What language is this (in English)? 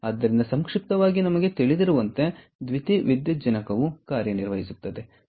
Kannada